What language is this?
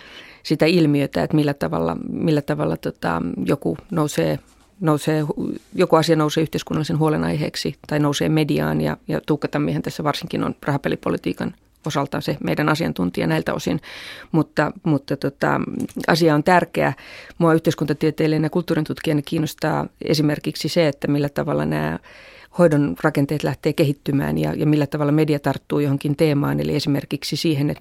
Finnish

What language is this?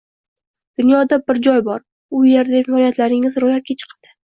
Uzbek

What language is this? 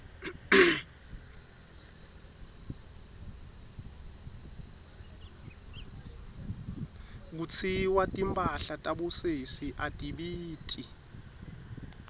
Swati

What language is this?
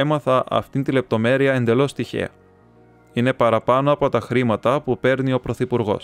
Greek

